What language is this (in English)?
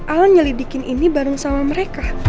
Indonesian